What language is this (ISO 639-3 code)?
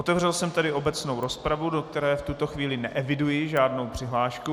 ces